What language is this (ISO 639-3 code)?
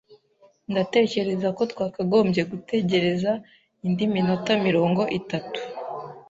kin